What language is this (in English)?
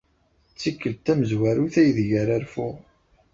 Kabyle